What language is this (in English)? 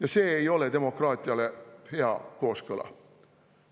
Estonian